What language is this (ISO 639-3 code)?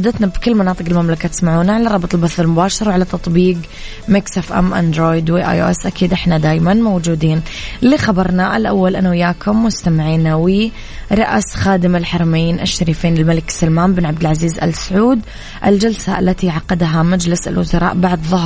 ara